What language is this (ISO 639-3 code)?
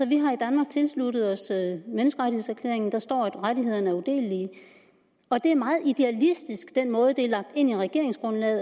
dan